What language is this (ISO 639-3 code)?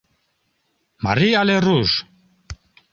chm